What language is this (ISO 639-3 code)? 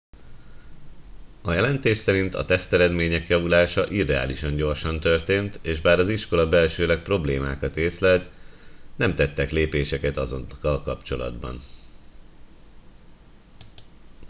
hun